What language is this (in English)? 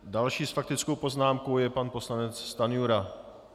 Czech